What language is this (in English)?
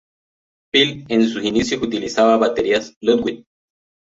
Spanish